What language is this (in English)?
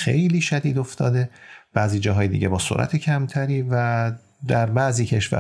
Persian